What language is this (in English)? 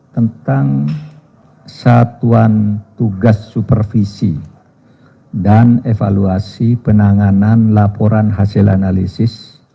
Indonesian